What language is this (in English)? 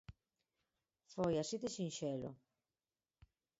Galician